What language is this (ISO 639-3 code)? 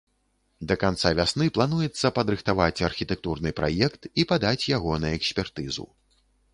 bel